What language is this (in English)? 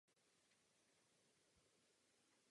Czech